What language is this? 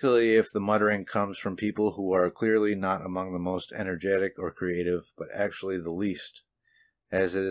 English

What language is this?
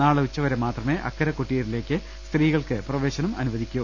Malayalam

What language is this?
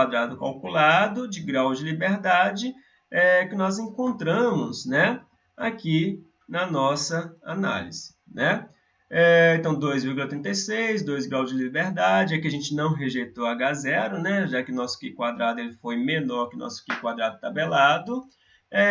Portuguese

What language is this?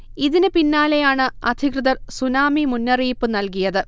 Malayalam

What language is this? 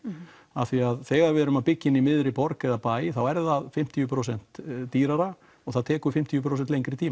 Icelandic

